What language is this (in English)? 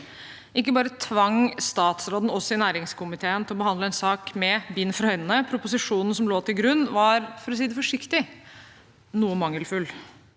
Norwegian